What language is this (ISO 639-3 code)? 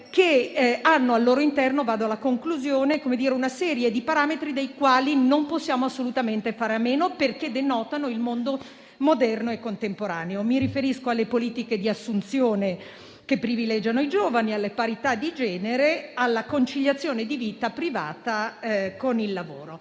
ita